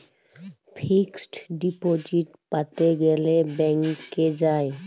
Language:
Bangla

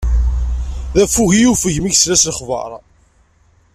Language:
Kabyle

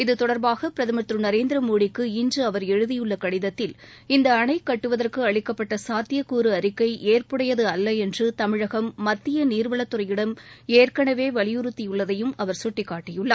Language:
Tamil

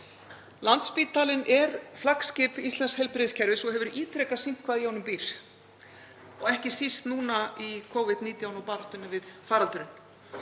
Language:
Icelandic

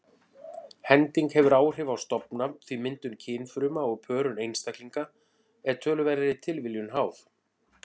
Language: Icelandic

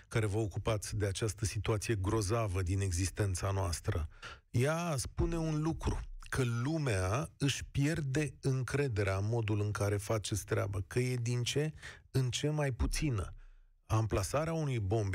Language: Romanian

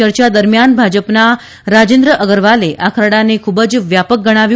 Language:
Gujarati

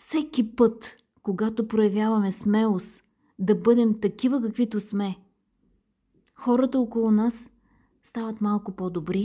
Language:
Bulgarian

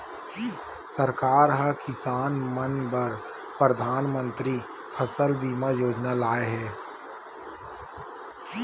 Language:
Chhattisgarhi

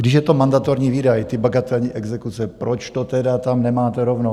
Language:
Czech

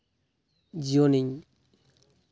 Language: Santali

